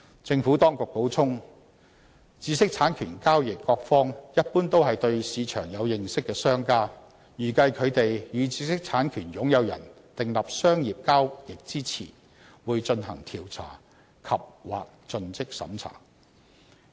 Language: Cantonese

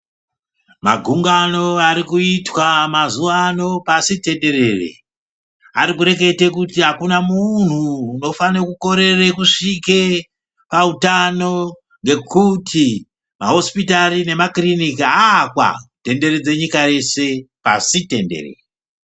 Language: Ndau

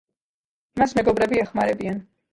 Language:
Georgian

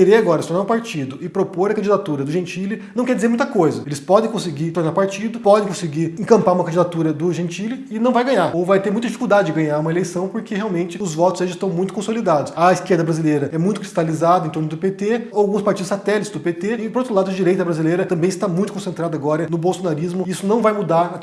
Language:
Portuguese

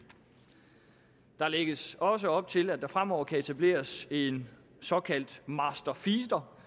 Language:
Danish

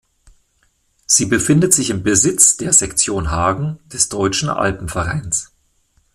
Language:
German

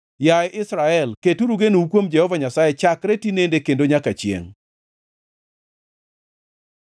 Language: Luo (Kenya and Tanzania)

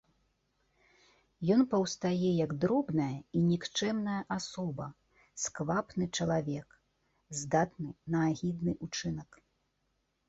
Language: Belarusian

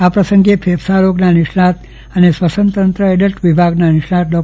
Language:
Gujarati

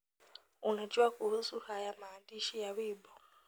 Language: Kikuyu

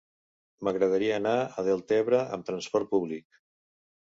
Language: Catalan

